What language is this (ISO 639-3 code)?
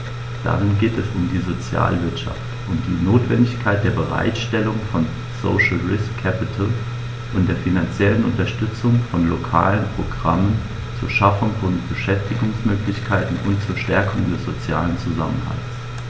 deu